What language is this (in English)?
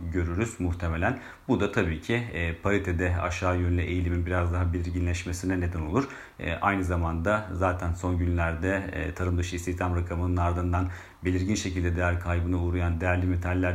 Turkish